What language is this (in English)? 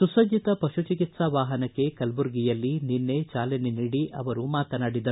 Kannada